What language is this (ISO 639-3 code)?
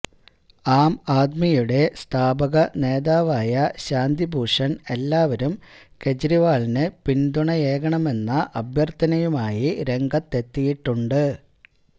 mal